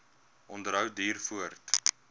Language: Afrikaans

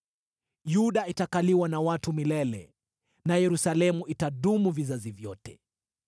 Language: Swahili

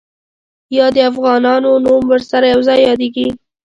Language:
Pashto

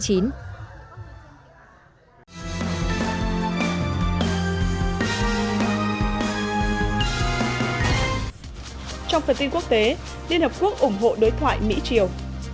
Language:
Vietnamese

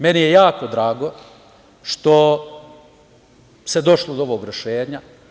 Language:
Serbian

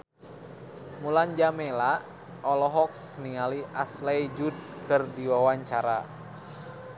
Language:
Sundanese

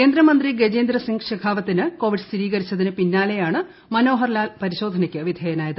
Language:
Malayalam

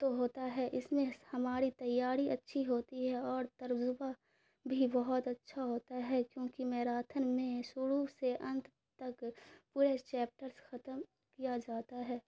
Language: Urdu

